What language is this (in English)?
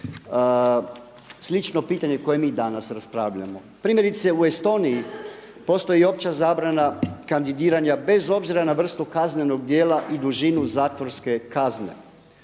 Croatian